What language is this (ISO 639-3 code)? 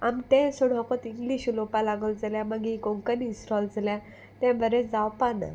kok